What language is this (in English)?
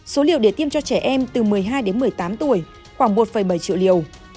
Vietnamese